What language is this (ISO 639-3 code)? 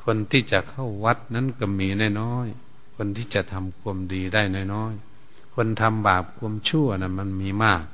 tha